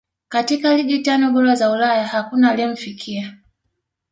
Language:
Swahili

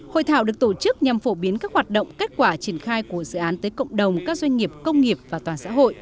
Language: Vietnamese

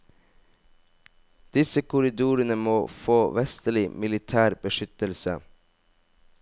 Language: Norwegian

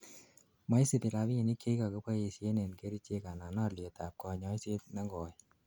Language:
Kalenjin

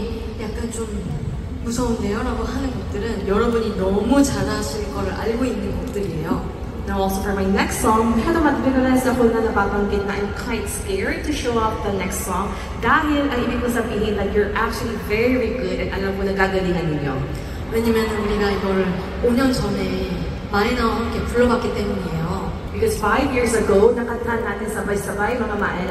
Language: Korean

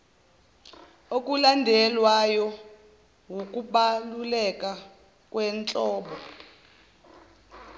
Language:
Zulu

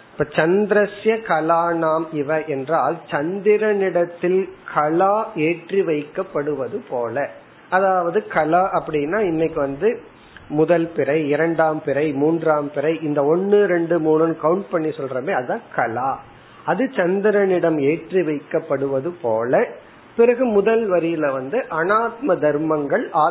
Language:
Tamil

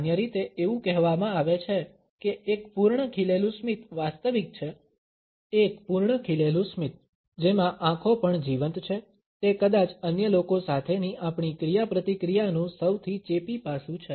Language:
Gujarati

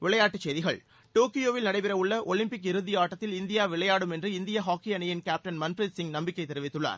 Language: Tamil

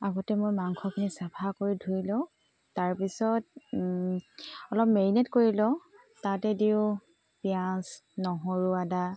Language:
Assamese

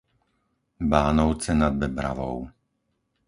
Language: Slovak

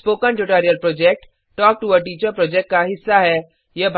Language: Hindi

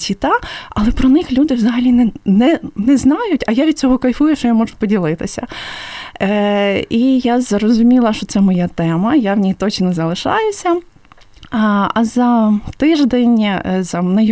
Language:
Ukrainian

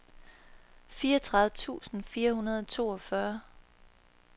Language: Danish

